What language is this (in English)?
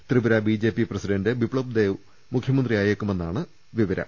Malayalam